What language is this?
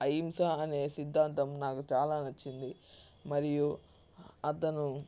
Telugu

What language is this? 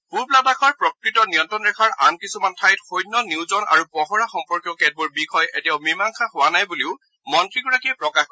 Assamese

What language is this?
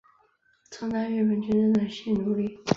Chinese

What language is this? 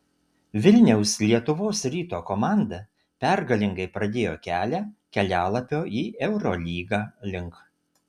Lithuanian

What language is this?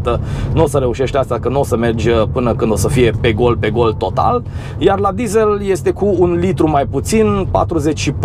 Romanian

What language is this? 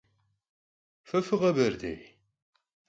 Kabardian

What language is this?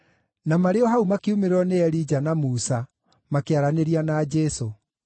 Kikuyu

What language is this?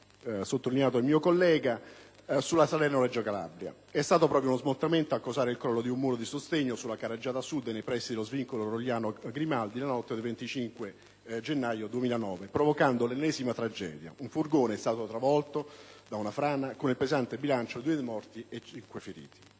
Italian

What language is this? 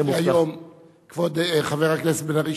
Hebrew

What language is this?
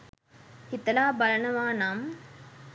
Sinhala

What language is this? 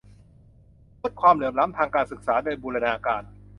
Thai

